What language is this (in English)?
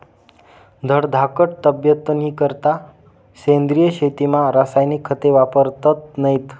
Marathi